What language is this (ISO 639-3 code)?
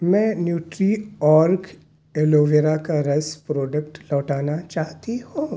urd